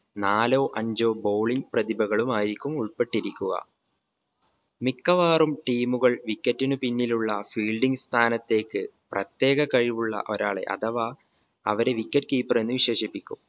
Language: Malayalam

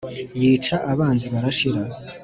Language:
Kinyarwanda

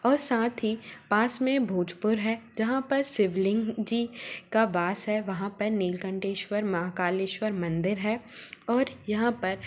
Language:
Hindi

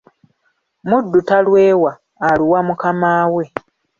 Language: Ganda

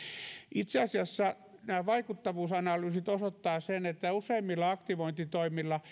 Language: Finnish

